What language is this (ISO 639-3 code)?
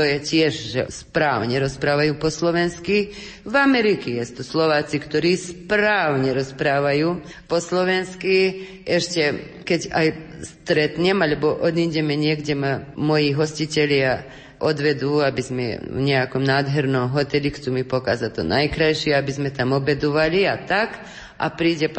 slk